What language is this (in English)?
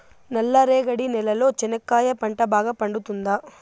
Telugu